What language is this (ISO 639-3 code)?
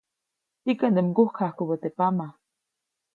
zoc